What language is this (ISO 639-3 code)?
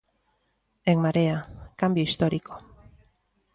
glg